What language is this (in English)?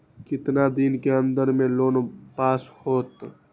Magahi